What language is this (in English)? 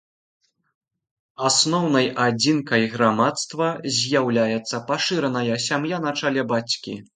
Belarusian